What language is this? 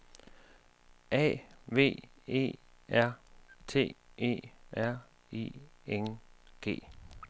Danish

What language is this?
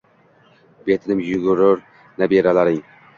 Uzbek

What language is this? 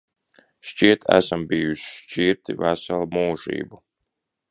Latvian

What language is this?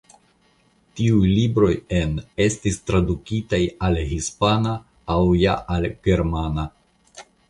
Esperanto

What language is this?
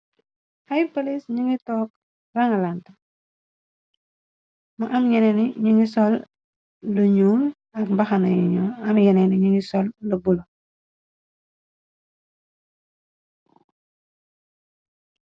Wolof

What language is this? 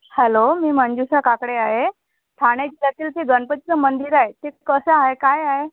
Marathi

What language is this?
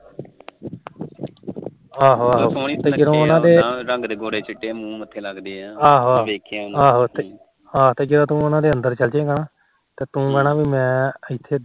Punjabi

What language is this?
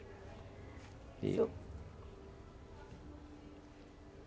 Portuguese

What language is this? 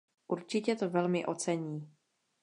Czech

